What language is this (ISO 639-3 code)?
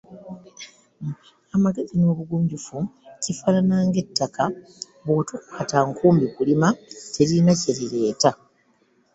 lug